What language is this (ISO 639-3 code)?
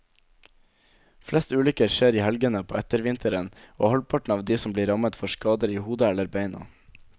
nor